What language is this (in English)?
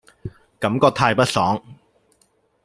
Cantonese